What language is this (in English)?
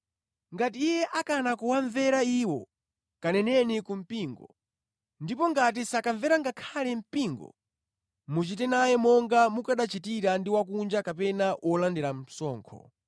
Nyanja